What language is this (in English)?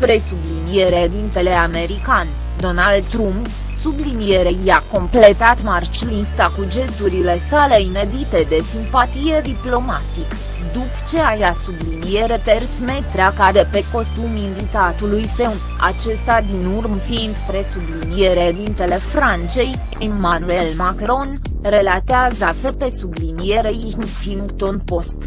Romanian